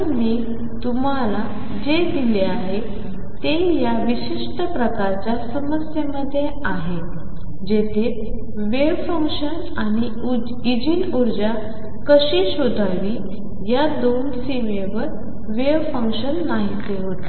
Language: Marathi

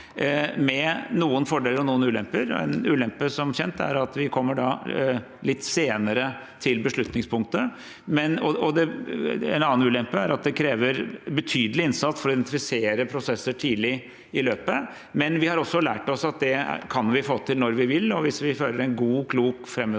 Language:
Norwegian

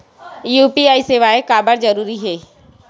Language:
Chhattisgarhi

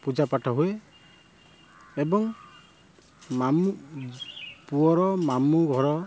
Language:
Odia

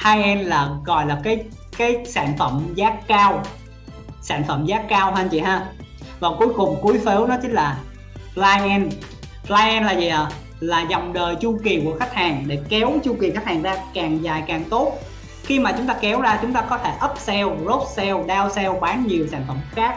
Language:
Vietnamese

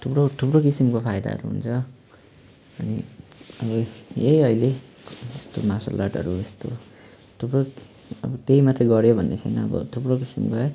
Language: Nepali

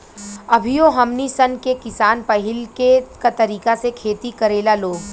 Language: Bhojpuri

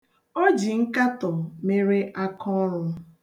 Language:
Igbo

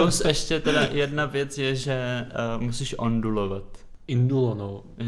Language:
Czech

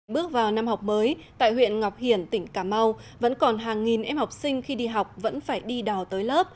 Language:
Vietnamese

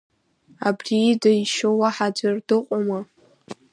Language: Abkhazian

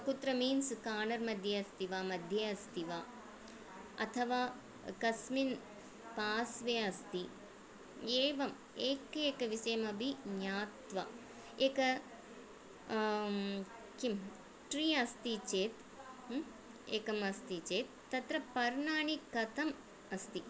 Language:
Sanskrit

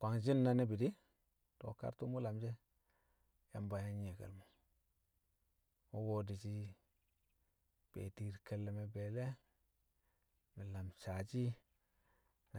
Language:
Kamo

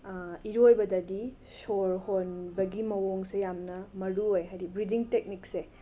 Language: Manipuri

